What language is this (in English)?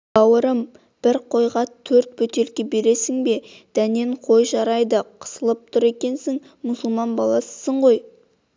Kazakh